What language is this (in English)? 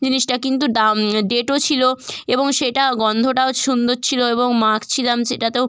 Bangla